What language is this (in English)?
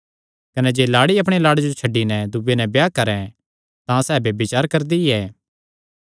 Kangri